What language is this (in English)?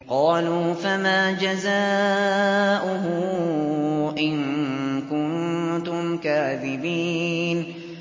Arabic